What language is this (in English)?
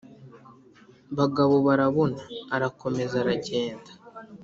Kinyarwanda